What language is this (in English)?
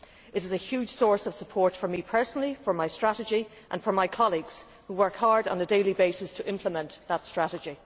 English